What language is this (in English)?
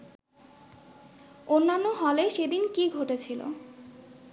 Bangla